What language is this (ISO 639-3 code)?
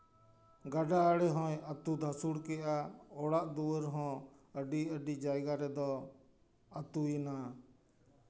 sat